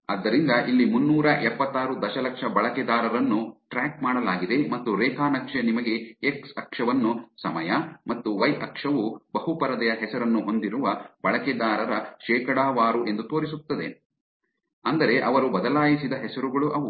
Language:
Kannada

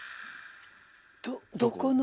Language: Japanese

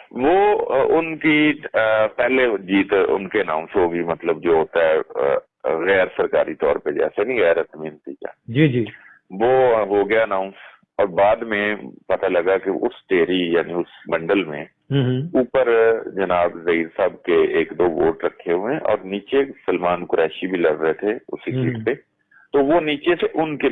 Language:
Urdu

